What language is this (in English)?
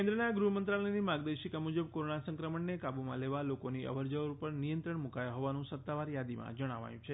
Gujarati